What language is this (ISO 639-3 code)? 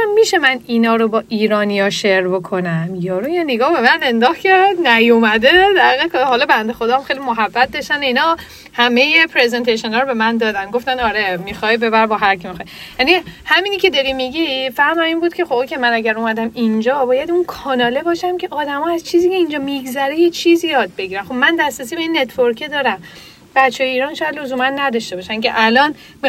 fas